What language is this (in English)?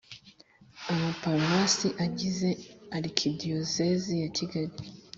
Kinyarwanda